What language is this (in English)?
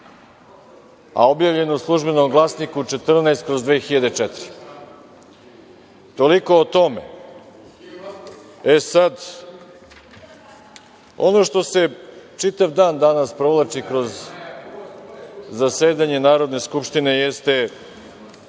Serbian